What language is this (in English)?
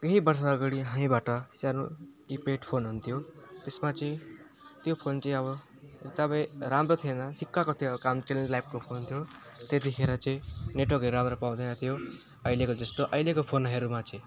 Nepali